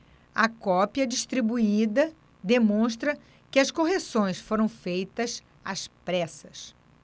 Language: Portuguese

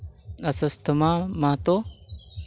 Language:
Santali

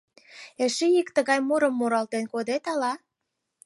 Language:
Mari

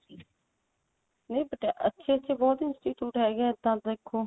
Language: Punjabi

